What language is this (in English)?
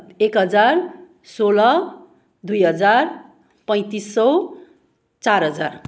Nepali